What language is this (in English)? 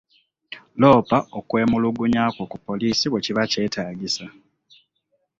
Ganda